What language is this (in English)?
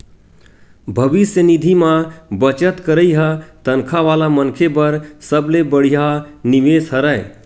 Chhattisgarhi